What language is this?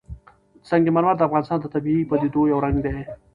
Pashto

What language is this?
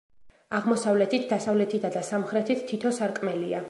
Georgian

